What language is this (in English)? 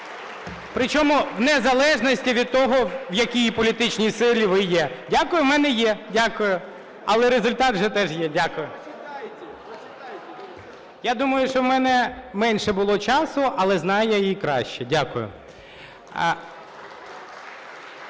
Ukrainian